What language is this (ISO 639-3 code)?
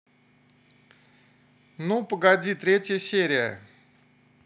rus